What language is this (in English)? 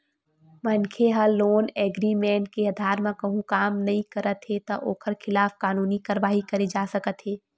Chhattisgarhi